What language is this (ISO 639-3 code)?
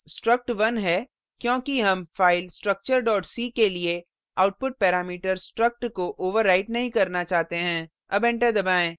hin